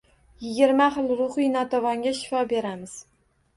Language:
Uzbek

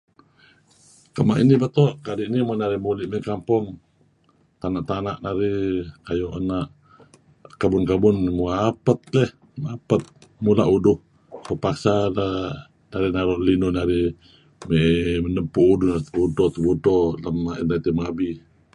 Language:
Kelabit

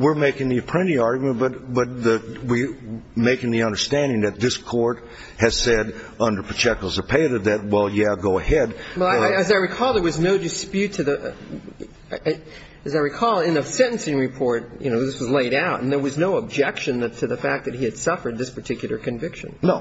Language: English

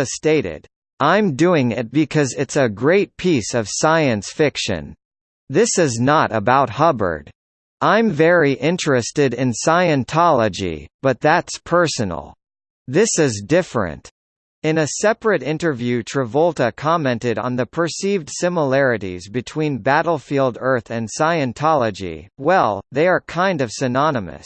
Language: English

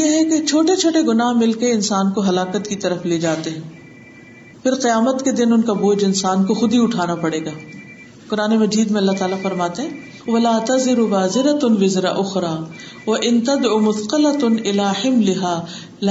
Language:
Urdu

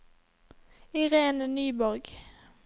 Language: Norwegian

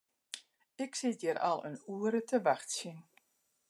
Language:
Western Frisian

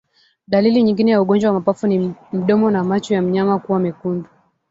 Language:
Swahili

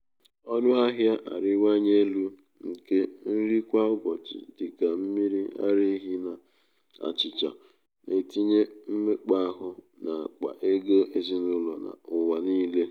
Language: Igbo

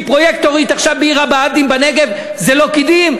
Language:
Hebrew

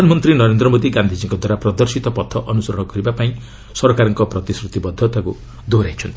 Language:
Odia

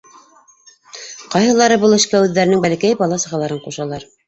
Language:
Bashkir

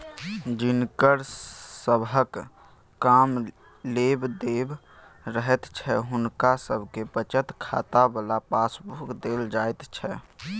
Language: Maithili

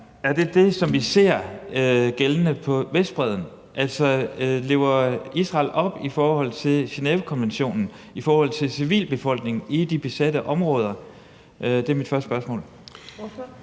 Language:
Danish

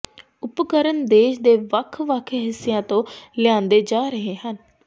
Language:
Punjabi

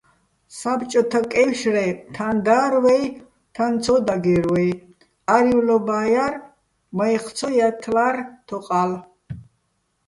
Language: Bats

